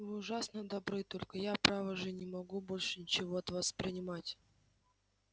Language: Russian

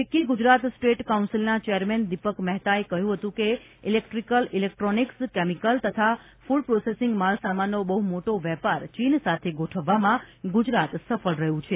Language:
Gujarati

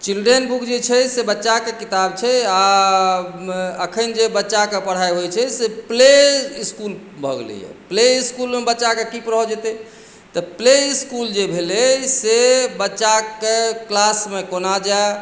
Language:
Maithili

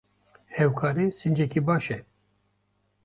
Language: Kurdish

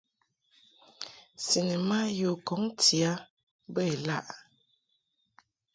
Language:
Mungaka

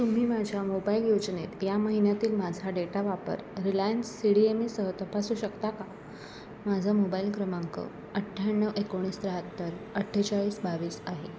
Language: Marathi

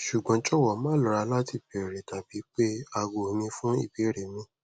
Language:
Yoruba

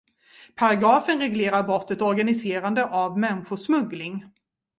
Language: Swedish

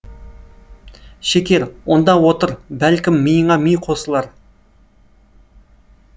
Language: Kazakh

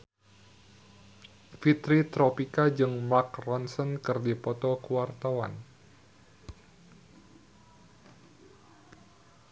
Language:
Sundanese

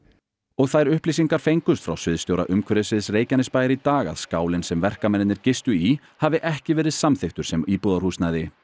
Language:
Icelandic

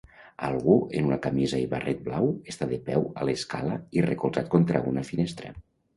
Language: Catalan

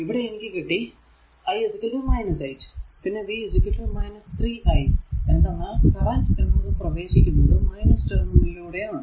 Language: Malayalam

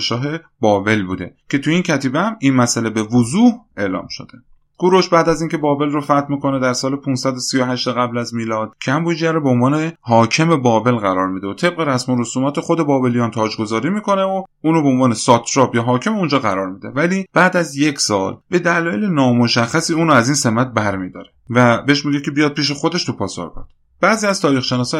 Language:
Persian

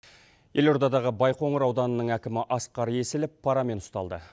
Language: Kazakh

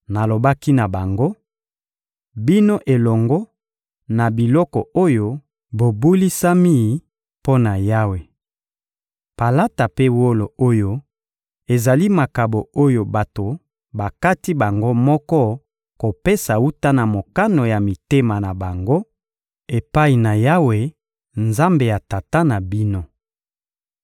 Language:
Lingala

